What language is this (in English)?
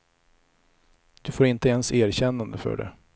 Swedish